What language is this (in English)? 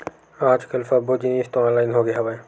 Chhattisgarhi